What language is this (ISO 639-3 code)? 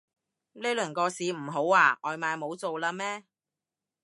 yue